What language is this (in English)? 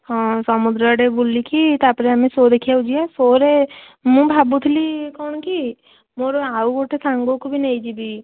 Odia